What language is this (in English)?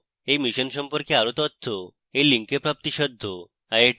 Bangla